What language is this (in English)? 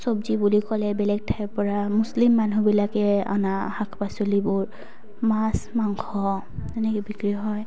Assamese